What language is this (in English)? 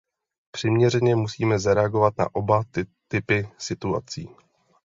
Czech